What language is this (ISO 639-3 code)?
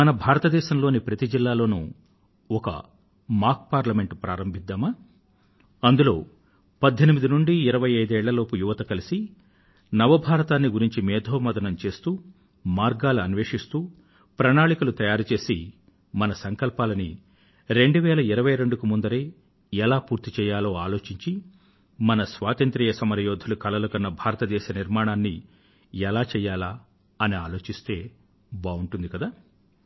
tel